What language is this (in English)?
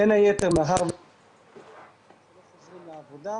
Hebrew